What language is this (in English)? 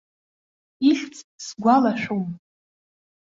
Abkhazian